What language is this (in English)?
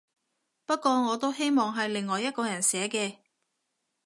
Cantonese